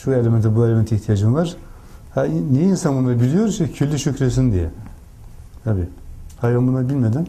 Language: Turkish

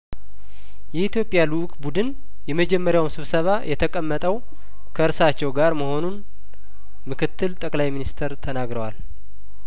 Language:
Amharic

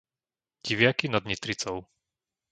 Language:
Slovak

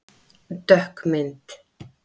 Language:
Icelandic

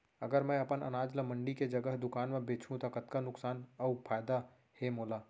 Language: Chhattisgarhi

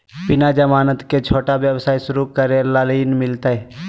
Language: Magahi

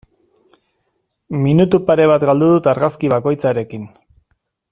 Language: Basque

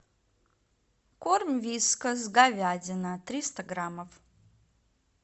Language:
Russian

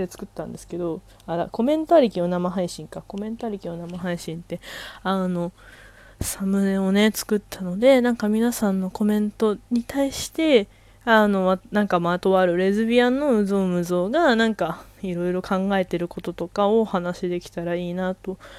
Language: Japanese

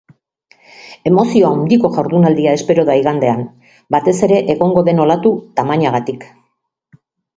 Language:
Basque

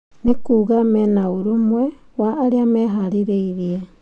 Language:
Kikuyu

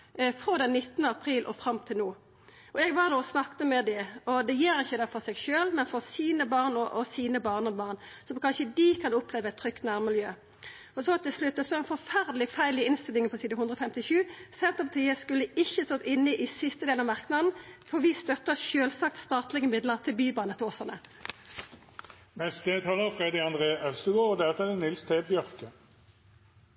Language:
Norwegian Nynorsk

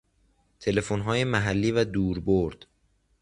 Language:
Persian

